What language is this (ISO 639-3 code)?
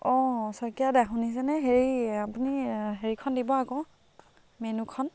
asm